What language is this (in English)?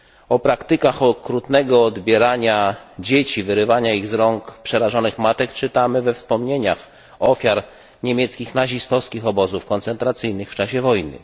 Polish